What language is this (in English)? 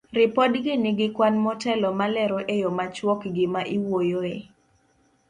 Luo (Kenya and Tanzania)